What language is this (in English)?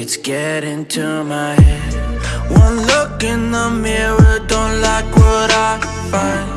English